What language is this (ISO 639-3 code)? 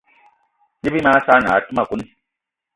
eto